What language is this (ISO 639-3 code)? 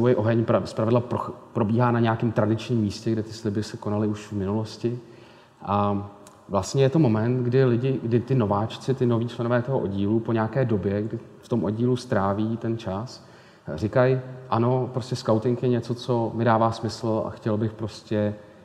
ces